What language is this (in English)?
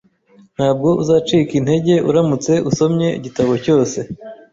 Kinyarwanda